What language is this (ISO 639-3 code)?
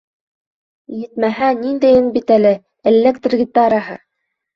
bak